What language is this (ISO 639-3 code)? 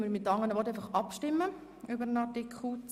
gsw